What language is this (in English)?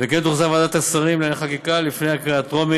Hebrew